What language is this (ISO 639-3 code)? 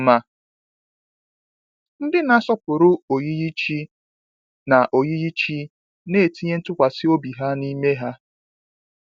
ibo